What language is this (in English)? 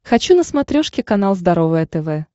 Russian